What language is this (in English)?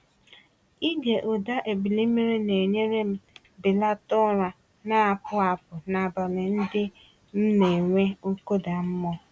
Igbo